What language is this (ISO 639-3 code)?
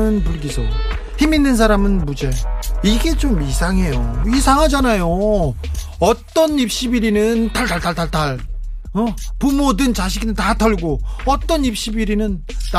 kor